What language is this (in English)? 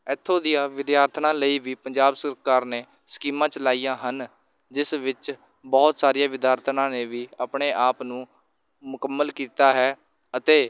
Punjabi